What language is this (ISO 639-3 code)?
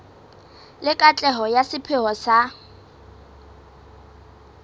sot